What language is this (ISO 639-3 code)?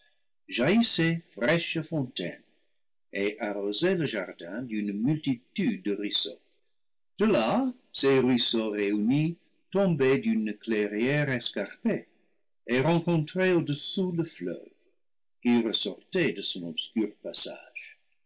fra